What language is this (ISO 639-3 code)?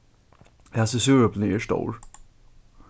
fao